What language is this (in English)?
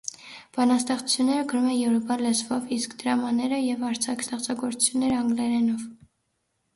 Armenian